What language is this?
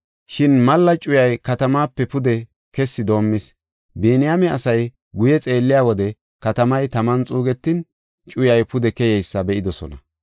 Gofa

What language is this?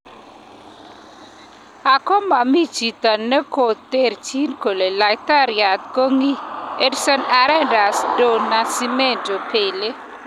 Kalenjin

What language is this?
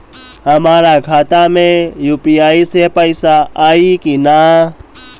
Bhojpuri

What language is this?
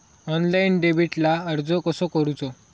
Marathi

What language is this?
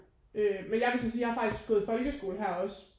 Danish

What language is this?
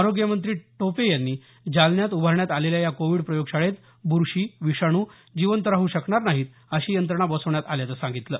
Marathi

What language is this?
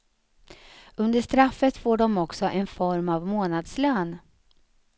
Swedish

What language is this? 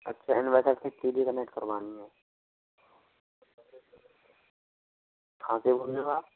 Hindi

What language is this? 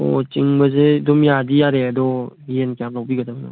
Manipuri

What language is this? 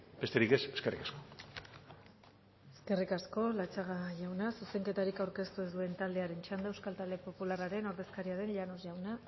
Basque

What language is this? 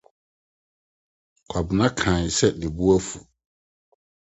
Akan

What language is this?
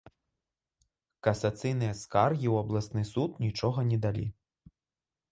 Belarusian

